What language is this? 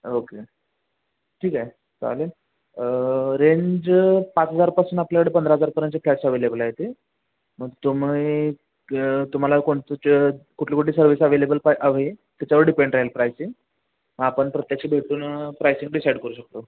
Marathi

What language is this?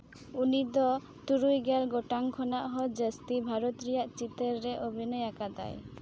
Santali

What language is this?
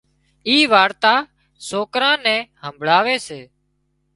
Wadiyara Koli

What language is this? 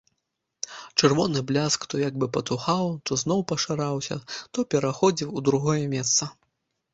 Belarusian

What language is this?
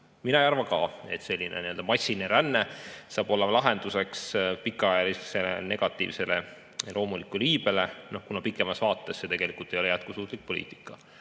Estonian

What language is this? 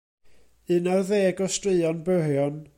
Welsh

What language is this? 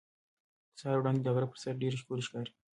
Pashto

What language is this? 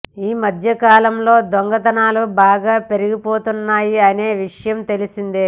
Telugu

